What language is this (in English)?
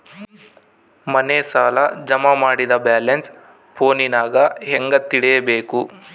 Kannada